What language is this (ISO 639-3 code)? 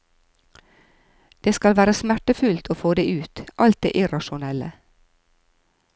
nor